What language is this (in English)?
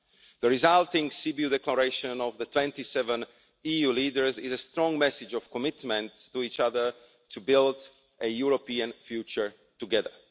English